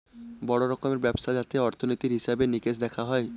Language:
Bangla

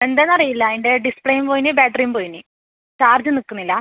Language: Malayalam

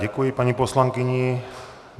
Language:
Czech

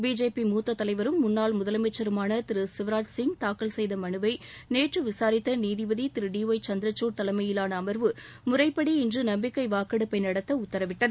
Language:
Tamil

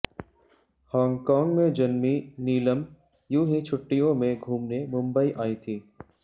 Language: Hindi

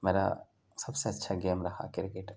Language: Urdu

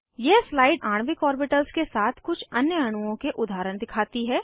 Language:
Hindi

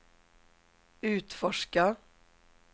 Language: Swedish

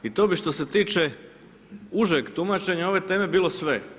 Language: Croatian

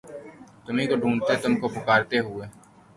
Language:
Urdu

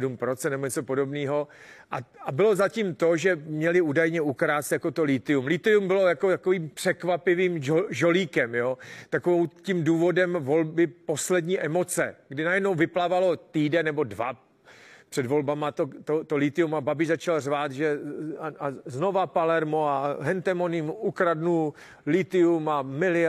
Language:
Czech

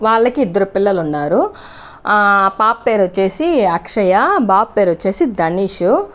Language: Telugu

